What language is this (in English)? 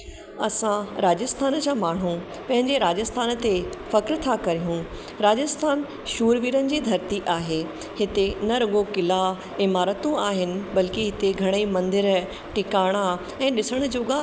Sindhi